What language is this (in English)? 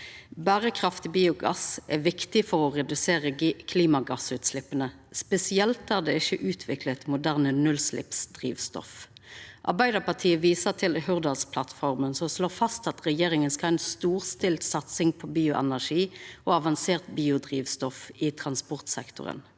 Norwegian